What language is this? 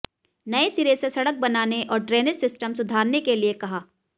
Hindi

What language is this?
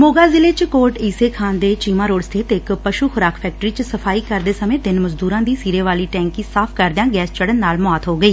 Punjabi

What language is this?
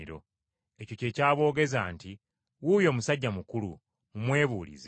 Ganda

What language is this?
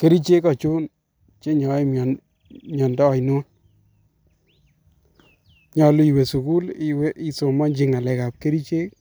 Kalenjin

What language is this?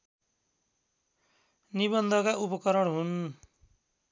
Nepali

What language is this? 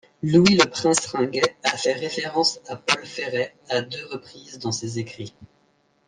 French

